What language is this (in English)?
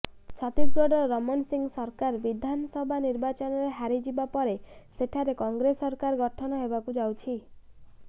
Odia